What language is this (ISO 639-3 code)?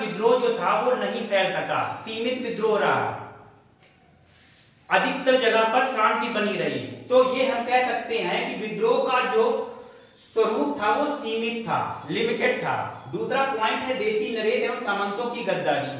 hin